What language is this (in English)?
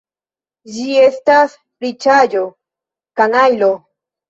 Esperanto